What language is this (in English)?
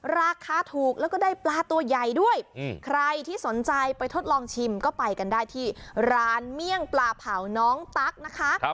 Thai